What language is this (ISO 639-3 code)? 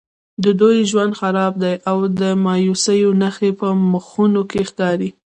pus